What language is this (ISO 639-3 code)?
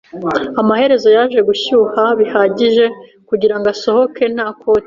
kin